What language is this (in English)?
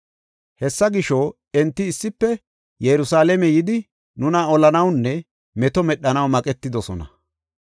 Gofa